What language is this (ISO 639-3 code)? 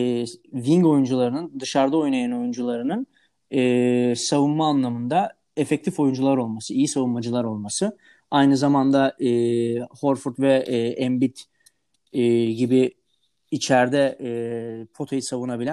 tur